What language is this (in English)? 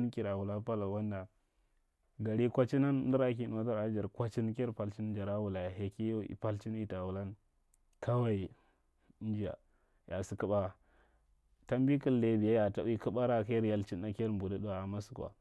Marghi Central